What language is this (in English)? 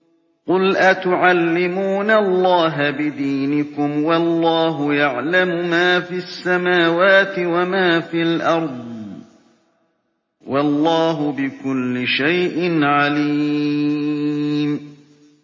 Arabic